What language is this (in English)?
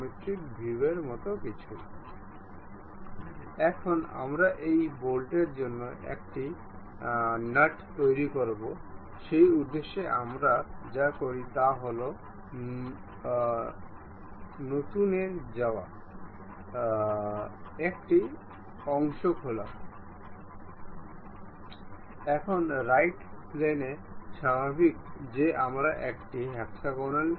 Bangla